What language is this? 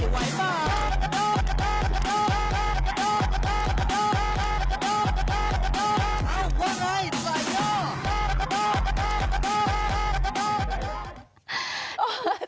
Thai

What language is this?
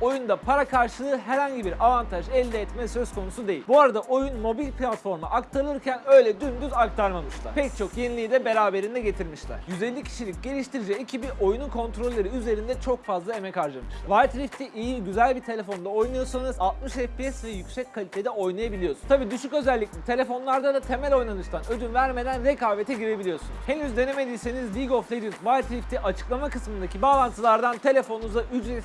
Turkish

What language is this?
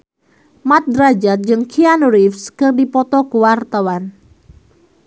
Sundanese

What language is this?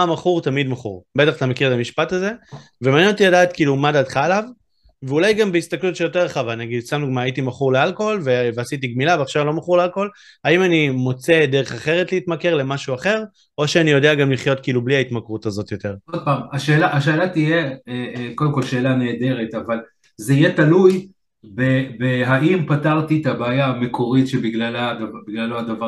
Hebrew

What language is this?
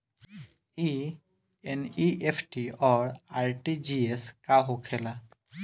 Bhojpuri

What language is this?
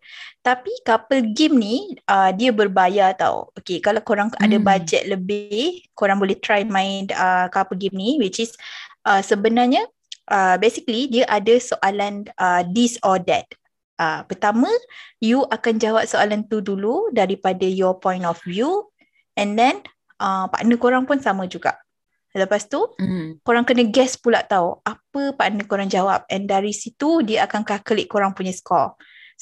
Malay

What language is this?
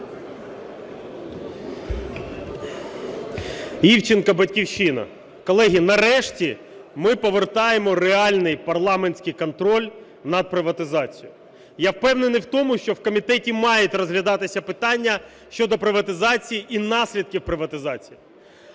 Ukrainian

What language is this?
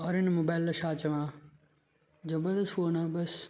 Sindhi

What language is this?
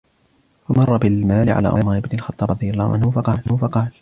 Arabic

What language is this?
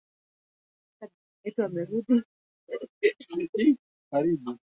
Swahili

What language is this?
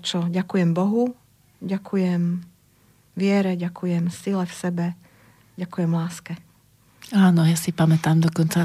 Slovak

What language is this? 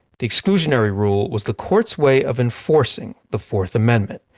English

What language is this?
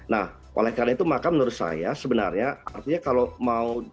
Indonesian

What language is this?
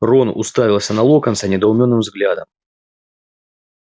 Russian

